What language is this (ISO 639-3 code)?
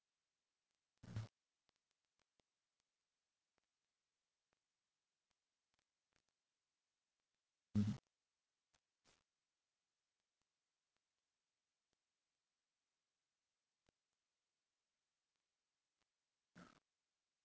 eng